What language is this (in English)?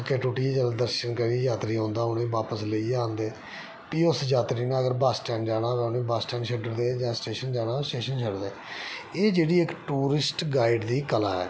Dogri